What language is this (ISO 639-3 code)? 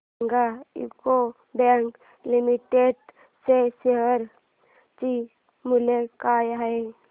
mar